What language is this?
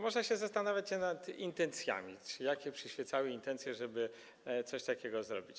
Polish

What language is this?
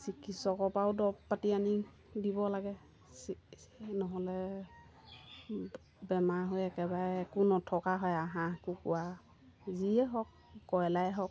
Assamese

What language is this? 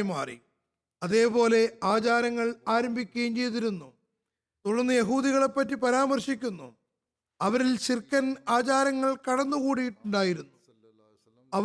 Malayalam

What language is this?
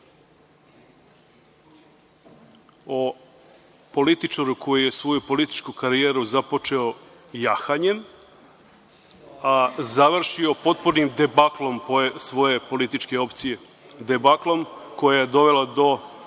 Serbian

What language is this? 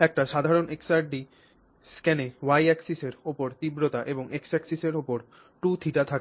Bangla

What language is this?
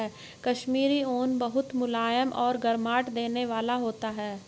Hindi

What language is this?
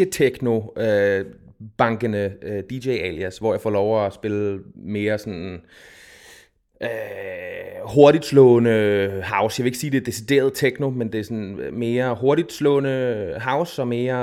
Danish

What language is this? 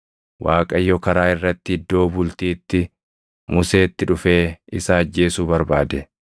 Oromo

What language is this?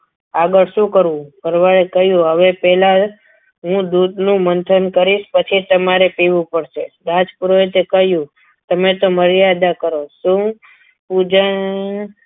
Gujarati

